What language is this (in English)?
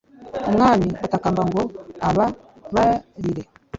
Kinyarwanda